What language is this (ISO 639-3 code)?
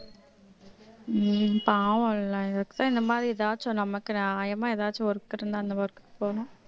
tam